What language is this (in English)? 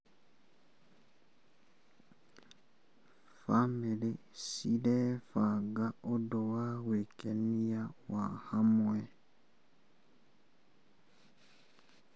Kikuyu